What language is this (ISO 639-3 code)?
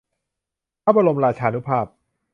tha